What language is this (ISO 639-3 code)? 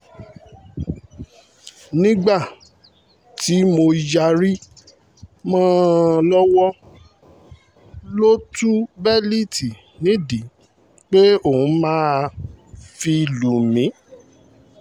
yor